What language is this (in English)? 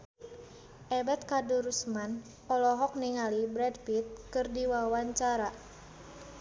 Sundanese